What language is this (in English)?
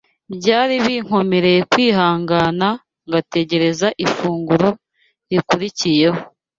Kinyarwanda